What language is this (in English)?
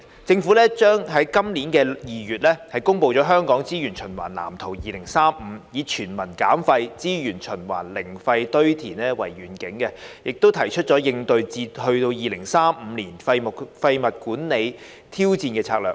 Cantonese